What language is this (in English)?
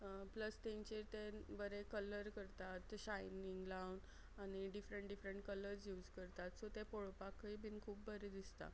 Konkani